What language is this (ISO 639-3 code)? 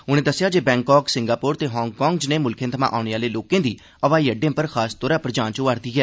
doi